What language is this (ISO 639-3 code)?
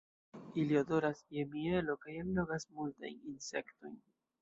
epo